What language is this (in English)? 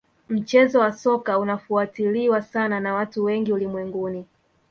Swahili